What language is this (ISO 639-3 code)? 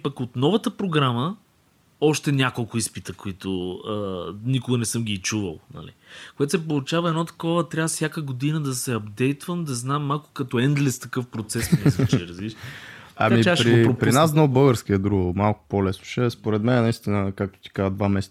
bul